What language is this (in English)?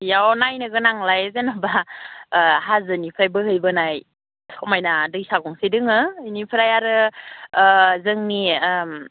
Bodo